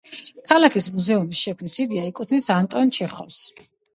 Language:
Georgian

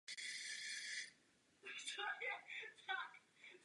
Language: Czech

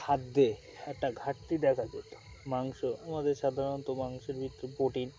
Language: Bangla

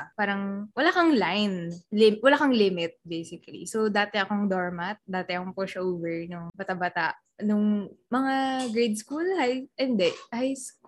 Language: Filipino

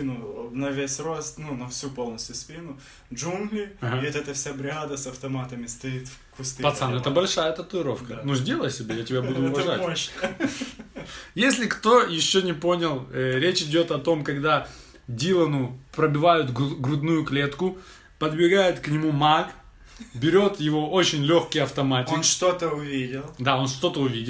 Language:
Russian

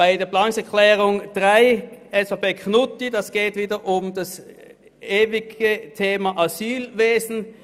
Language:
Swiss German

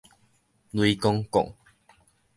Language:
Min Nan Chinese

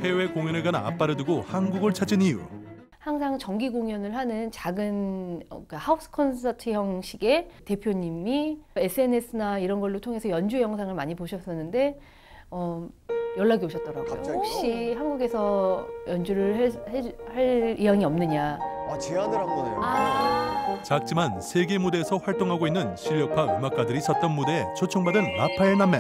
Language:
Korean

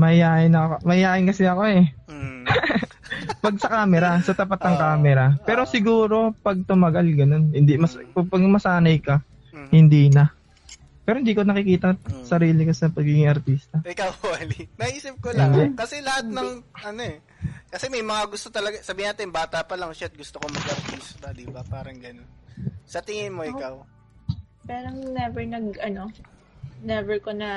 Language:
Filipino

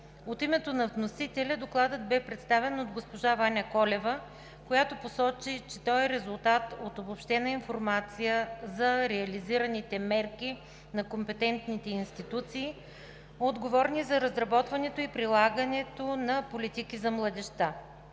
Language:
Bulgarian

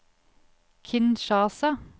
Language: Norwegian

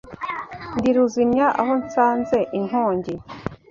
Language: Kinyarwanda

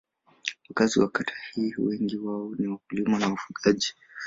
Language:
Swahili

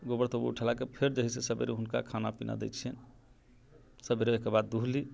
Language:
Maithili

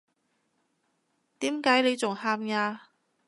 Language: Cantonese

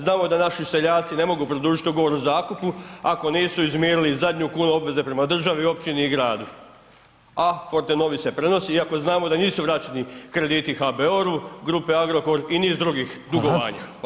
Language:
Croatian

